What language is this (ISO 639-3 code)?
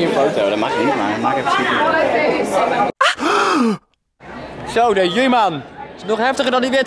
nld